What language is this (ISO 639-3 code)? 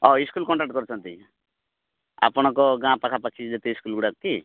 ori